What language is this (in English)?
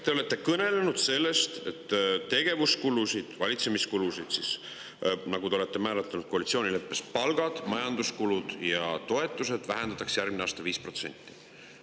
Estonian